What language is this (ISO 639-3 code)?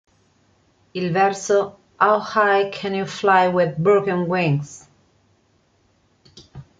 ita